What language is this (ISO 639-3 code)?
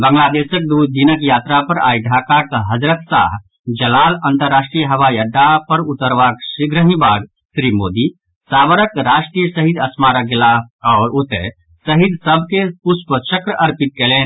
mai